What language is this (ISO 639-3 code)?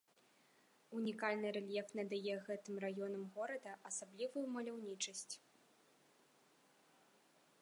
bel